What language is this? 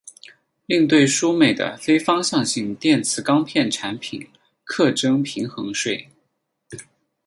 Chinese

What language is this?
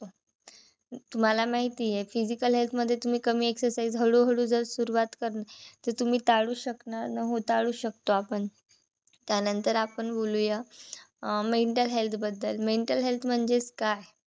Marathi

